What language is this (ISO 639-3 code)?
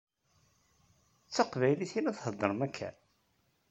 kab